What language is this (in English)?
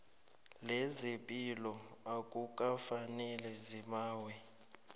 South Ndebele